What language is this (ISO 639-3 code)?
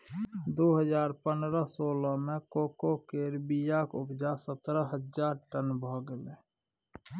mai